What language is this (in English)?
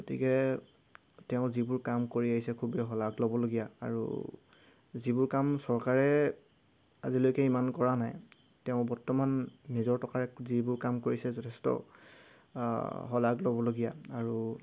Assamese